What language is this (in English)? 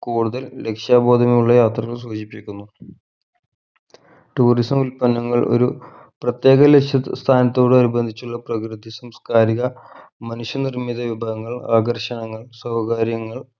Malayalam